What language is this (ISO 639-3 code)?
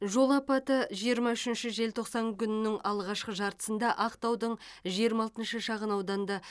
kaz